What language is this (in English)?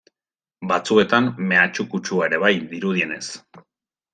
Basque